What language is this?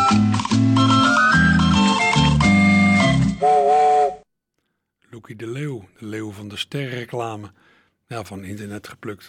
Dutch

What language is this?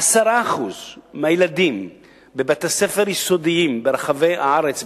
Hebrew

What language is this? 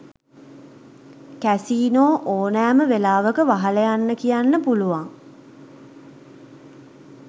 Sinhala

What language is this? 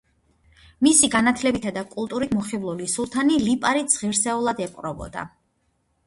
Georgian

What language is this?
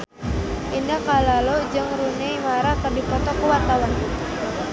Sundanese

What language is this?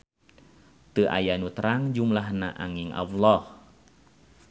Sundanese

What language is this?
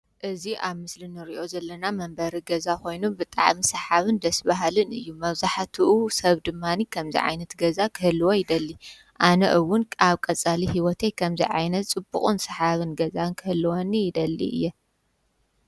Tigrinya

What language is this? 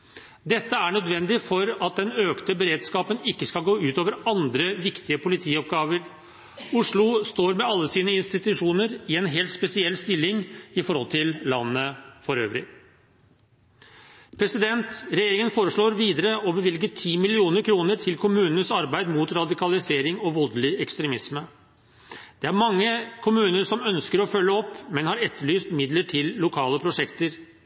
Norwegian Bokmål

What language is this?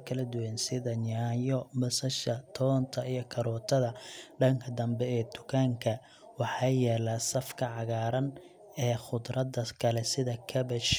Somali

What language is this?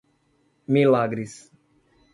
Portuguese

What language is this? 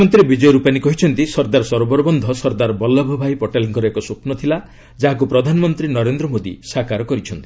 Odia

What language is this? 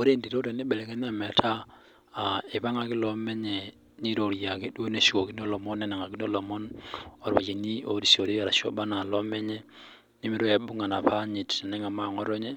Masai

